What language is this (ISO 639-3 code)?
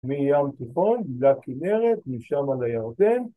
heb